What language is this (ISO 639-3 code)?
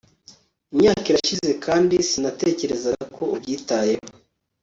kin